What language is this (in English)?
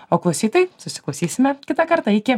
Lithuanian